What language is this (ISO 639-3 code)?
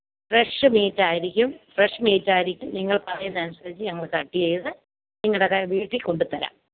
mal